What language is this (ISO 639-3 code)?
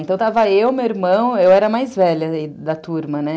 por